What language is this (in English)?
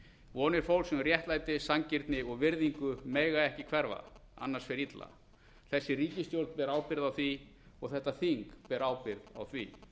Icelandic